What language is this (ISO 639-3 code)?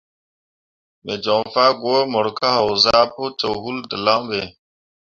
mua